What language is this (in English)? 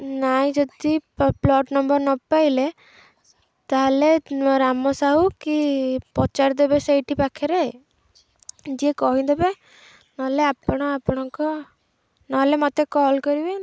Odia